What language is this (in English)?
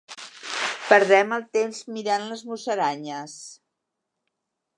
Catalan